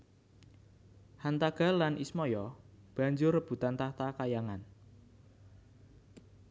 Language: Javanese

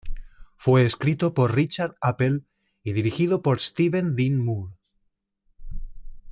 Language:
Spanish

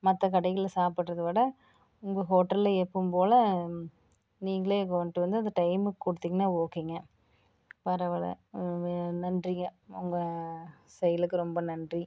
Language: Tamil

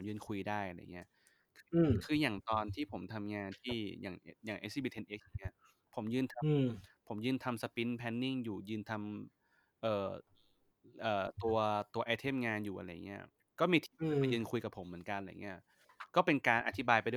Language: Thai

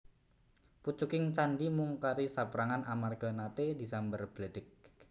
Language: Javanese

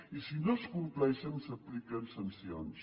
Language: Catalan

